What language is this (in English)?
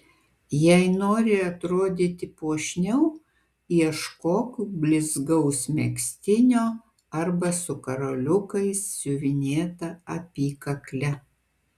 Lithuanian